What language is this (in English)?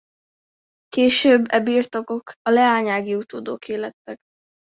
Hungarian